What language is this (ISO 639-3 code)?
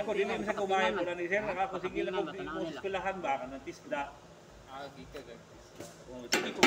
fil